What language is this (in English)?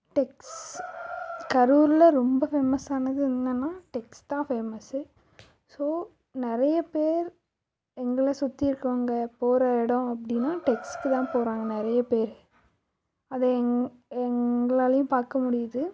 Tamil